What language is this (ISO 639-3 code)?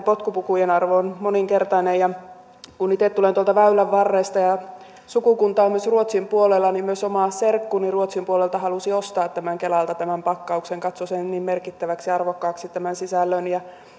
fin